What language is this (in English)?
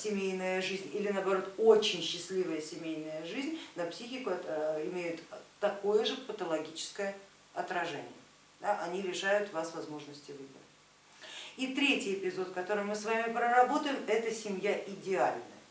Russian